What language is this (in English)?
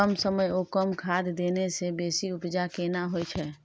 Maithili